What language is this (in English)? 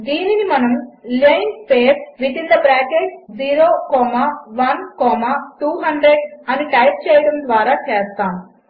Telugu